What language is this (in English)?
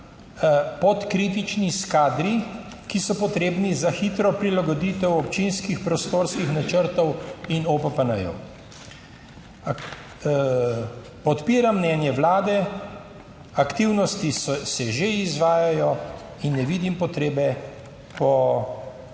Slovenian